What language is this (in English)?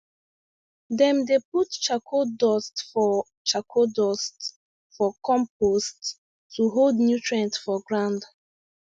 Nigerian Pidgin